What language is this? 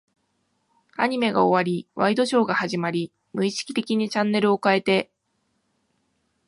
Japanese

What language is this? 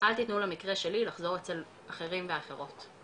Hebrew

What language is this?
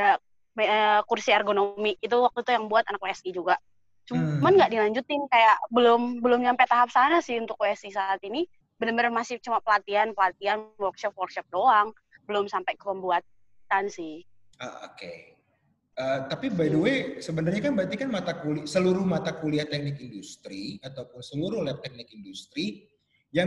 Indonesian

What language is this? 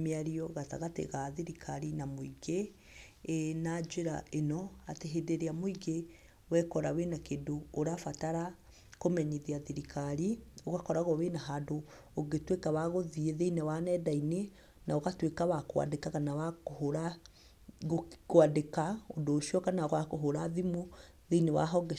Kikuyu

